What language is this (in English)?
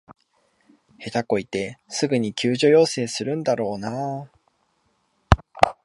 Japanese